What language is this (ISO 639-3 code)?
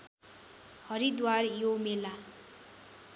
nep